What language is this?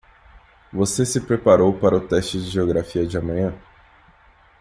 Portuguese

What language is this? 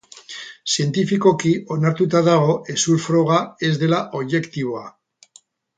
Basque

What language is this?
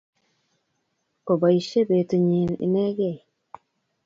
Kalenjin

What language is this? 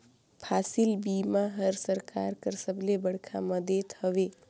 Chhattisgarhi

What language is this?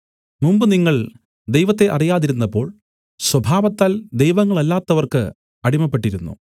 Malayalam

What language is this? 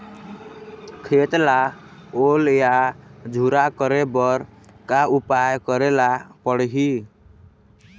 Chhattisgarhi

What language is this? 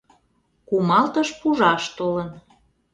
Mari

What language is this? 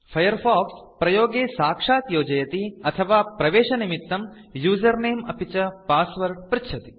Sanskrit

